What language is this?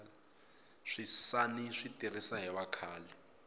Tsonga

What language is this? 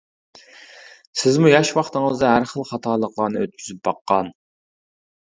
Uyghur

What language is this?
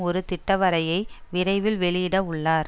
Tamil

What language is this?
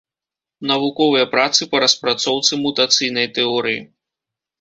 Belarusian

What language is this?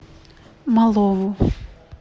Russian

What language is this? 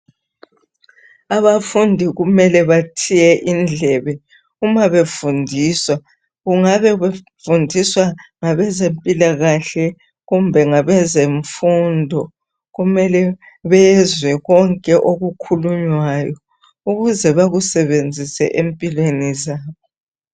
North Ndebele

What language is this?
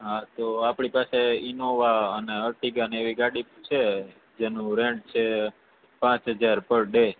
Gujarati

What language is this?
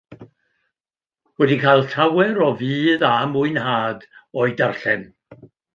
Welsh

